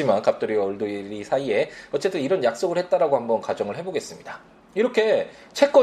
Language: Korean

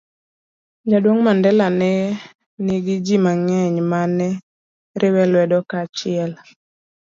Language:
Luo (Kenya and Tanzania)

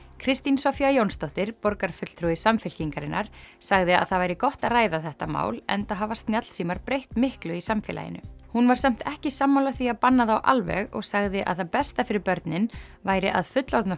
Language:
Icelandic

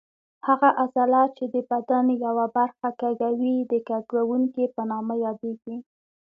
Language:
Pashto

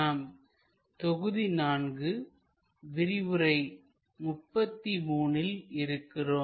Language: Tamil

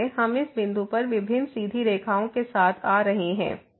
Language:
Hindi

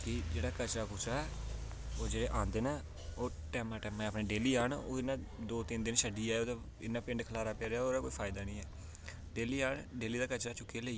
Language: Dogri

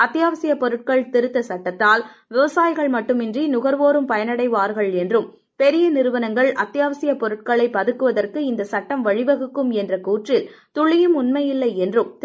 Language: Tamil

